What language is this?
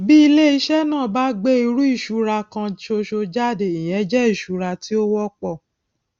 Yoruba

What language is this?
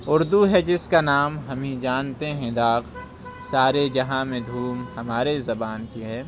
Urdu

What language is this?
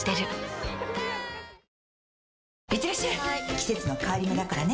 Japanese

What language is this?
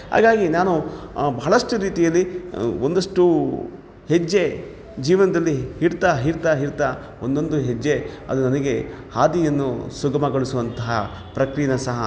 Kannada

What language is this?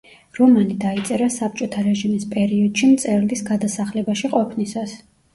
Georgian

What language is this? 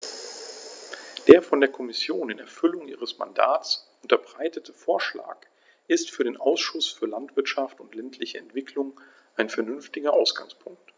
German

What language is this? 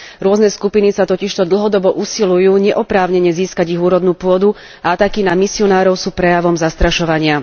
Slovak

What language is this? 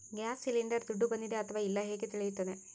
Kannada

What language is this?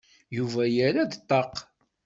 Kabyle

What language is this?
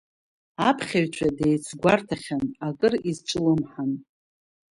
Abkhazian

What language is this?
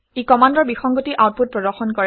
Assamese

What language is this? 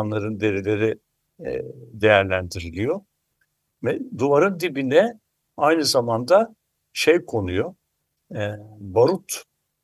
Turkish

